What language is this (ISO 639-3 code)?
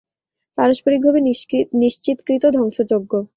ben